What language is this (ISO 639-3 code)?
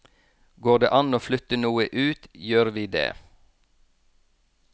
nor